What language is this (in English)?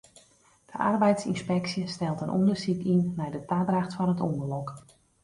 Western Frisian